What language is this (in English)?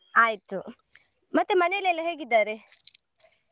Kannada